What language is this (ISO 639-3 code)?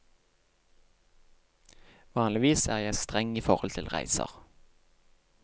nor